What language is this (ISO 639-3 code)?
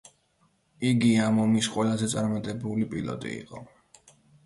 kat